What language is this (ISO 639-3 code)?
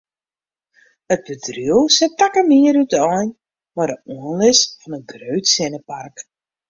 fry